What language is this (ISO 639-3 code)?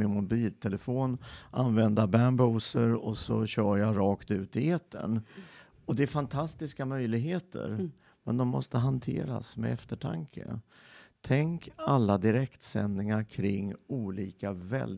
swe